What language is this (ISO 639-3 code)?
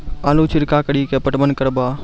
mai